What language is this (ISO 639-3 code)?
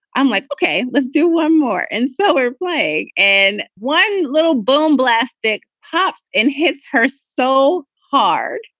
eng